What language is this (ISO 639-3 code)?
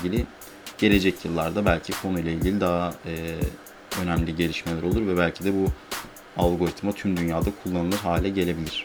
tur